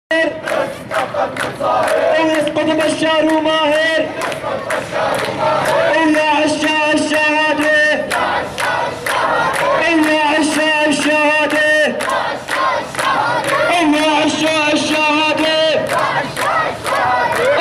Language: Arabic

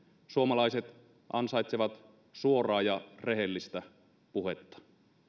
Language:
Finnish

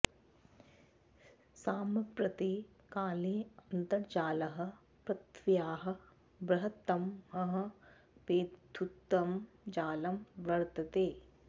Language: Sanskrit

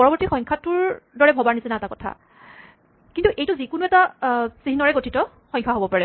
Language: Assamese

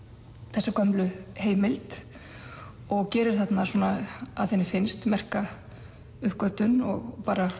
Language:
Icelandic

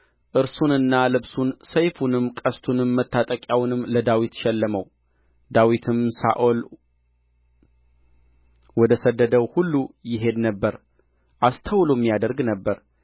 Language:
Amharic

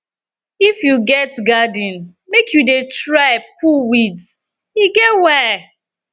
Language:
Nigerian Pidgin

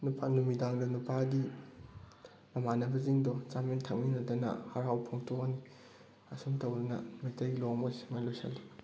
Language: Manipuri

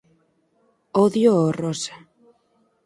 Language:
Galician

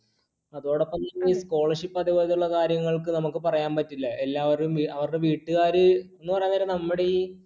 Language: Malayalam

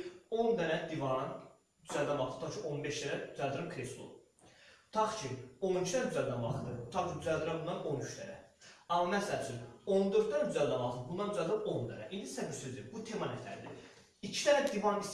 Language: Azerbaijani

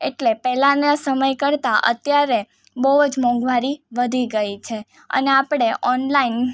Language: Gujarati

